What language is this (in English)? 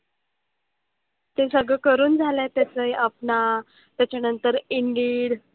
Marathi